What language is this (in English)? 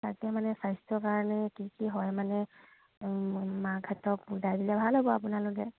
Assamese